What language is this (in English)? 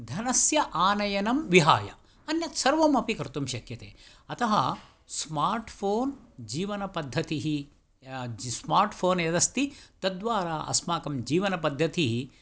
Sanskrit